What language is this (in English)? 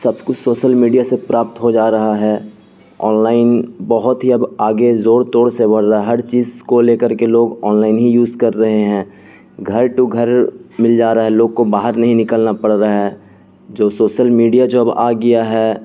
Urdu